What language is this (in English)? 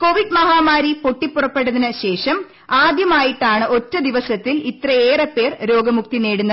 Malayalam